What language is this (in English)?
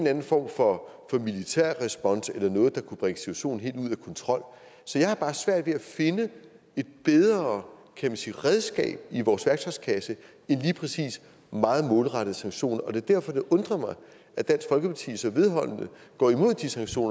Danish